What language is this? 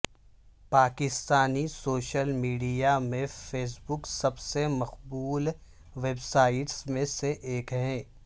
Urdu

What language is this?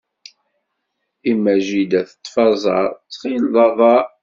Kabyle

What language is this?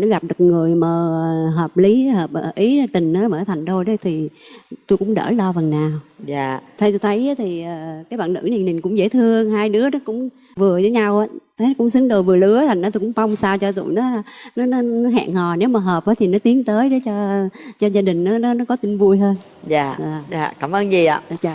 Vietnamese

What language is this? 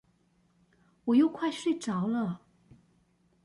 Chinese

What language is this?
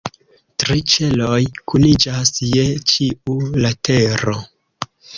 Esperanto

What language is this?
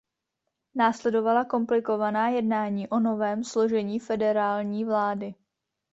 Czech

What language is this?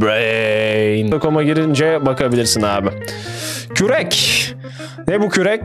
Turkish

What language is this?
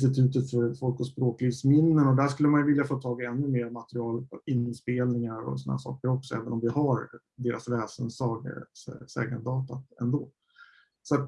Swedish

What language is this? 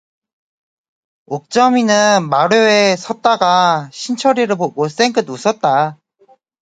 Korean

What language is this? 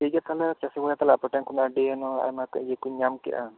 Santali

